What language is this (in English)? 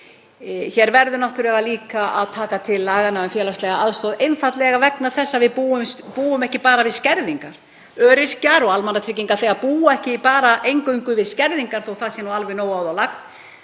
Icelandic